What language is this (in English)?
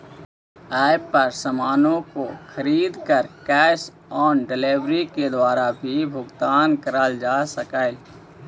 Magahi